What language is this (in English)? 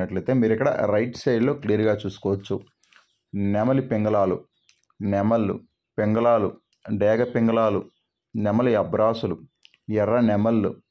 Telugu